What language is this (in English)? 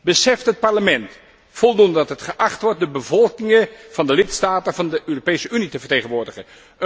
Dutch